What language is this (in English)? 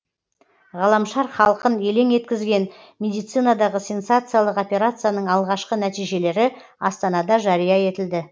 Kazakh